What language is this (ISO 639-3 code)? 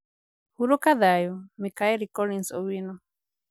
kik